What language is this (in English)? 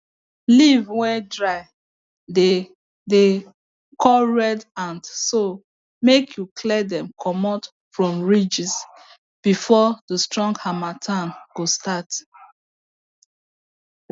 Nigerian Pidgin